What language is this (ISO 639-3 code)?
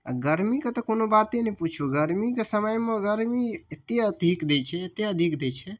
mai